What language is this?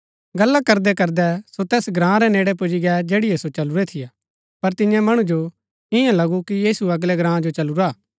Gaddi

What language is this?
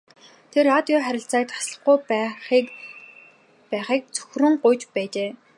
Mongolian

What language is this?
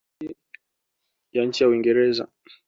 Swahili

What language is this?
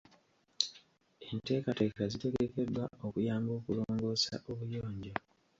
Ganda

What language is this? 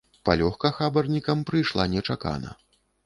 Belarusian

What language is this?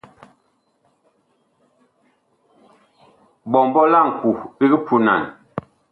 Bakoko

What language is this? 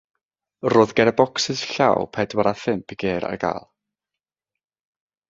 Welsh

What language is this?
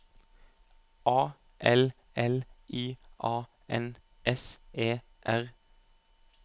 Norwegian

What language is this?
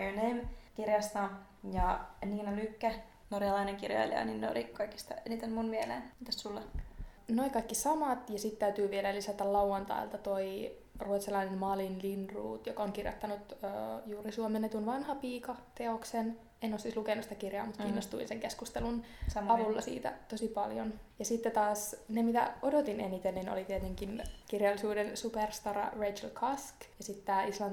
Finnish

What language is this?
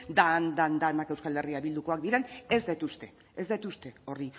Basque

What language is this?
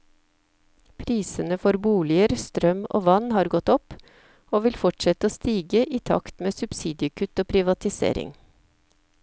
Norwegian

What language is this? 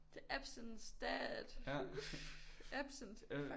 Danish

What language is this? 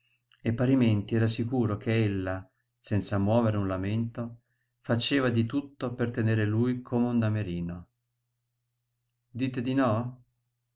Italian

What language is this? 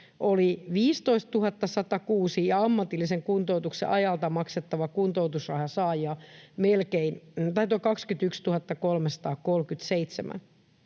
Finnish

